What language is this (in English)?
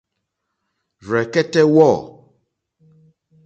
Mokpwe